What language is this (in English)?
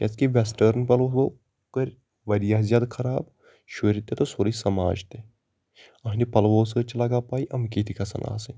Kashmiri